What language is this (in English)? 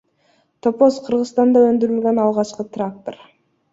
Kyrgyz